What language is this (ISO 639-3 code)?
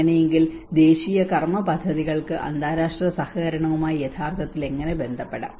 mal